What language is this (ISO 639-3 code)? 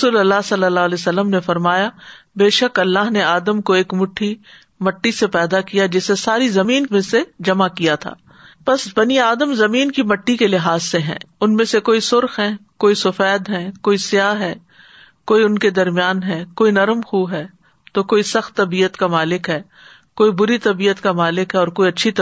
urd